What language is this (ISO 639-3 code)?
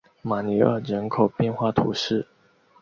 zho